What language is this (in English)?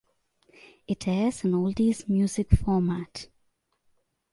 English